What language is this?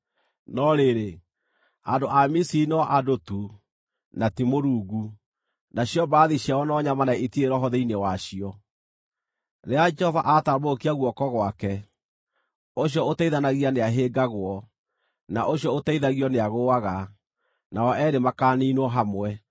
Kikuyu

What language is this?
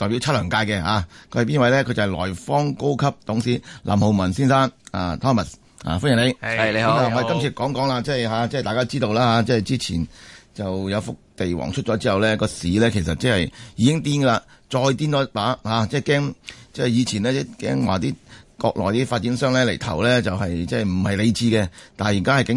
Chinese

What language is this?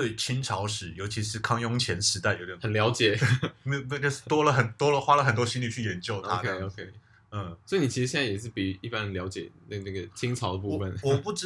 Chinese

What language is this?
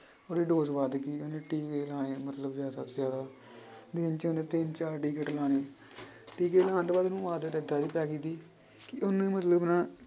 Punjabi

